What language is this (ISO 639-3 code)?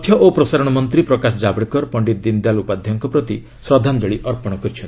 ori